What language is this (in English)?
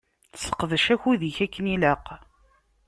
Kabyle